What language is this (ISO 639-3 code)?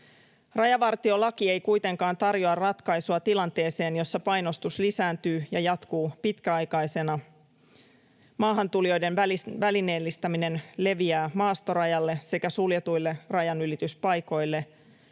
fin